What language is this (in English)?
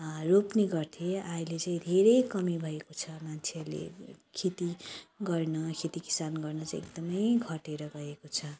Nepali